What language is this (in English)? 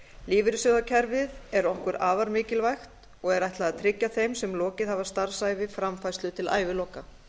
Icelandic